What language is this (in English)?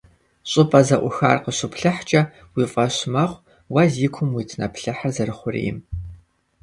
Kabardian